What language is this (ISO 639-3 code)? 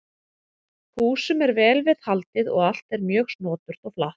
isl